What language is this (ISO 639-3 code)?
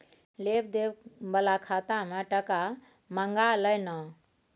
mai